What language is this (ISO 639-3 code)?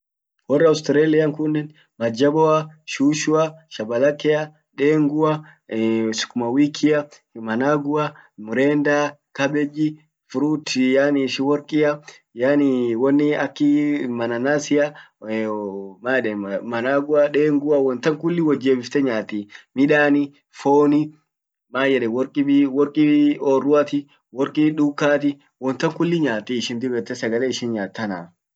orc